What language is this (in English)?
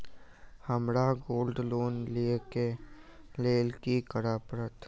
Maithili